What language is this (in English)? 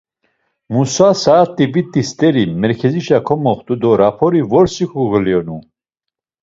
Laz